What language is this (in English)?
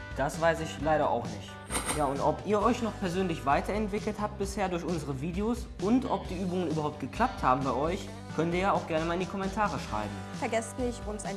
German